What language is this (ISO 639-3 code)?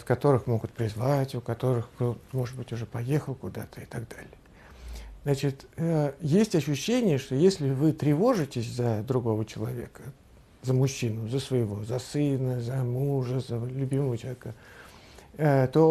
rus